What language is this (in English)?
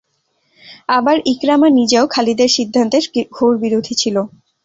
Bangla